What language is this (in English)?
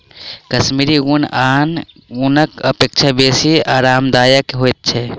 Maithili